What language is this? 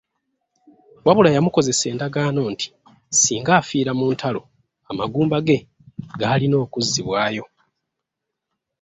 Ganda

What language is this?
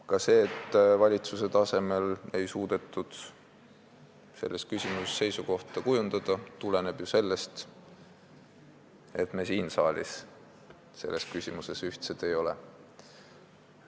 Estonian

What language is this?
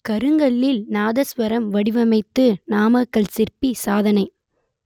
Tamil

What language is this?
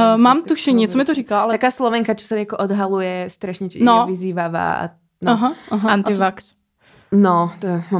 Czech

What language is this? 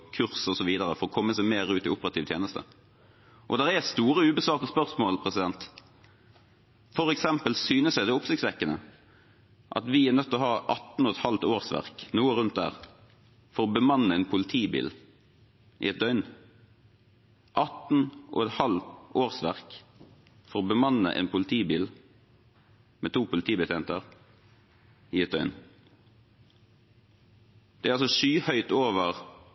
Norwegian Bokmål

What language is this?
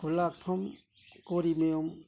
Manipuri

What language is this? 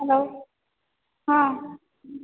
Maithili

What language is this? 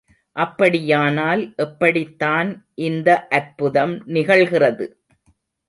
Tamil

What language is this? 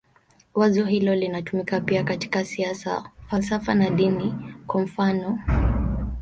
Swahili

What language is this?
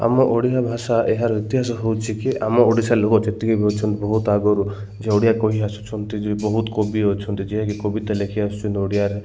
Odia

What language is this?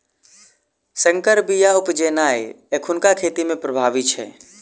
Maithili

